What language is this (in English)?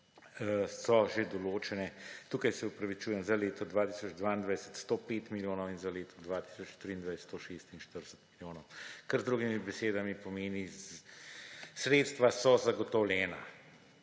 Slovenian